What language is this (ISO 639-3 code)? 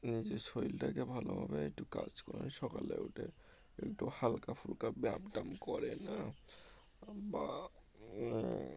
ben